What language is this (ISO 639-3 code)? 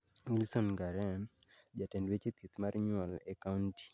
luo